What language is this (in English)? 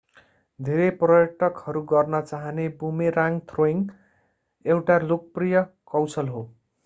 Nepali